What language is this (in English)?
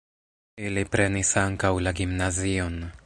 Esperanto